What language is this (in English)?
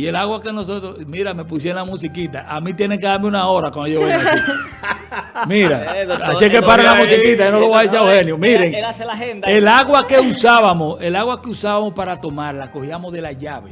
Spanish